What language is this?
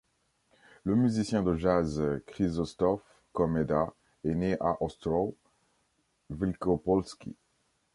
French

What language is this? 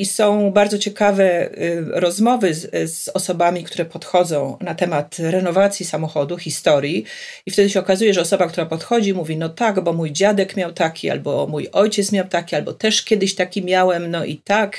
Polish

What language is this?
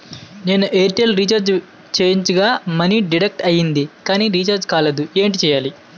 Telugu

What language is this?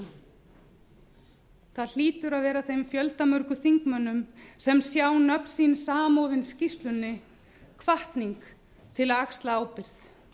Icelandic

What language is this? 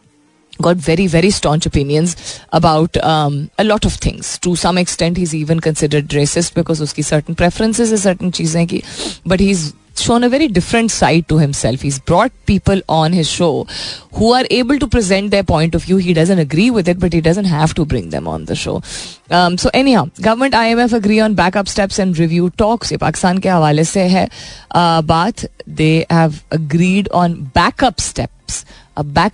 Hindi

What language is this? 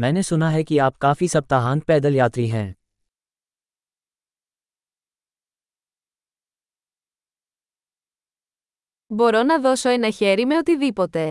Greek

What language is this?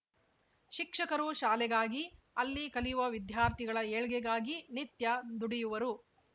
Kannada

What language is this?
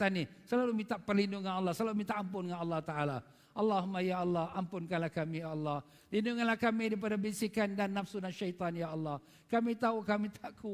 Malay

